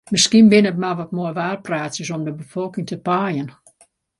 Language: Western Frisian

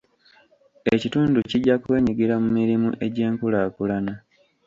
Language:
Ganda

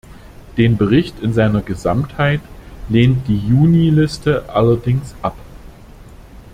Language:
German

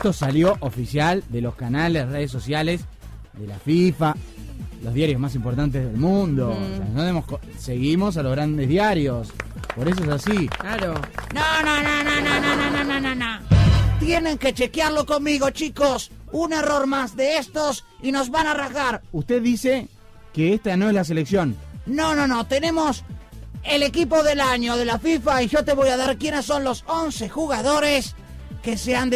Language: Spanish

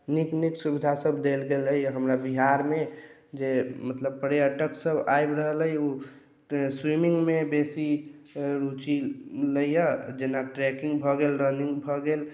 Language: Maithili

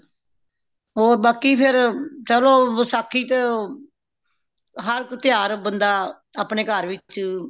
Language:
Punjabi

